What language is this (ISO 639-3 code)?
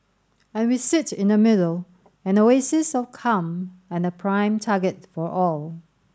eng